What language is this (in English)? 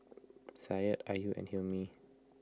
English